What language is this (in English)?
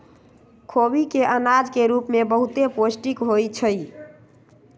Magahi